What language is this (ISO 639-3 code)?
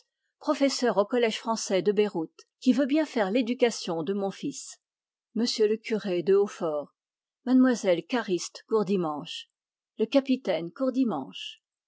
fra